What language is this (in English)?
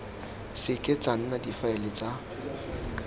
Tswana